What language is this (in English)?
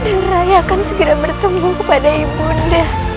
Indonesian